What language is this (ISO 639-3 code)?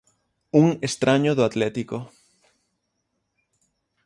glg